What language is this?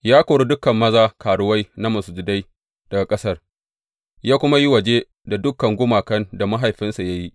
Hausa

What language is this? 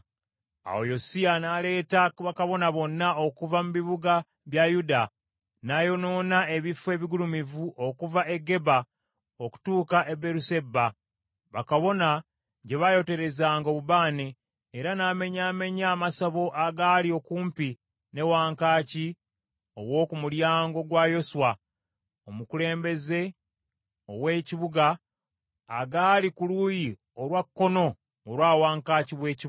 Ganda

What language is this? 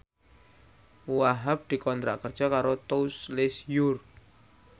Javanese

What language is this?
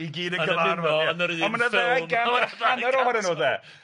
Welsh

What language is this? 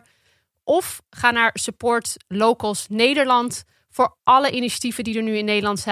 Dutch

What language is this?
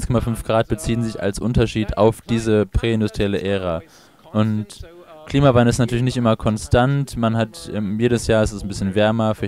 German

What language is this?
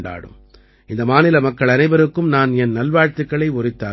Tamil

